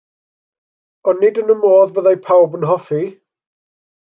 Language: Welsh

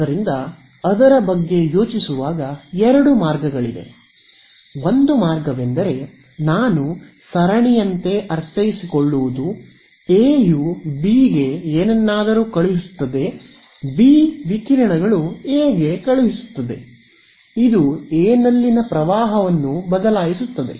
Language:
Kannada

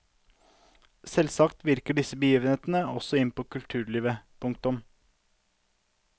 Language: Norwegian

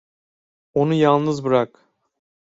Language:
Turkish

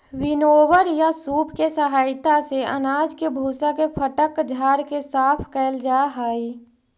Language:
Magahi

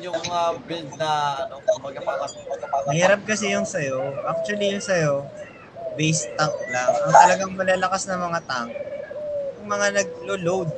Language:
Filipino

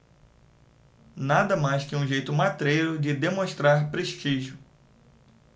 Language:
Portuguese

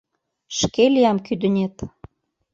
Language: Mari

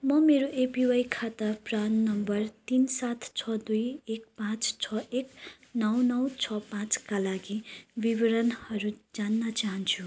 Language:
Nepali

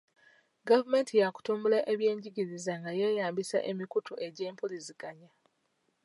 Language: Ganda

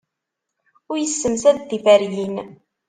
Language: Kabyle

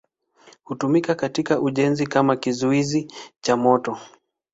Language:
Swahili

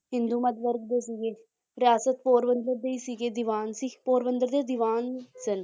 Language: Punjabi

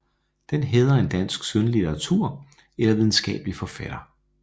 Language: Danish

